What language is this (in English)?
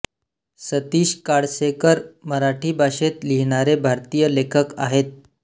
Marathi